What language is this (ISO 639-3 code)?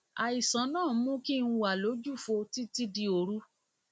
yor